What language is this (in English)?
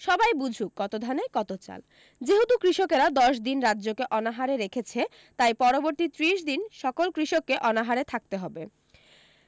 Bangla